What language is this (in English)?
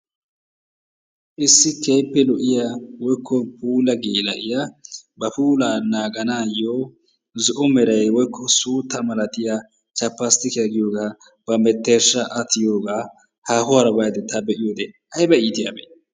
Wolaytta